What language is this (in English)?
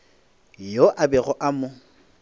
Northern Sotho